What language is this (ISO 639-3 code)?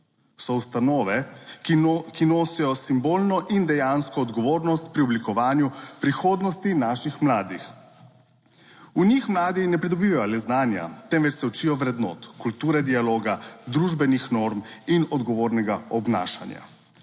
slv